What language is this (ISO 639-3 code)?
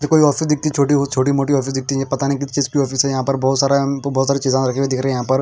hin